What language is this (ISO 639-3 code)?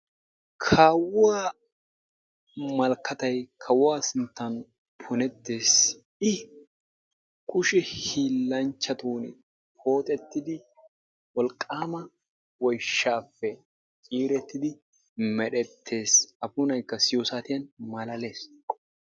wal